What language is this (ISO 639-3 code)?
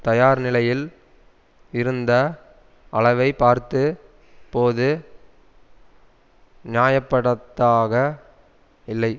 tam